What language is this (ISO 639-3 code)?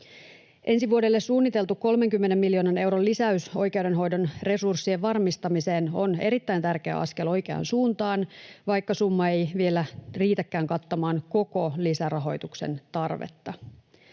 fin